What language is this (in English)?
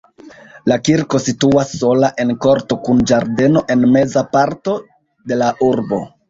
Esperanto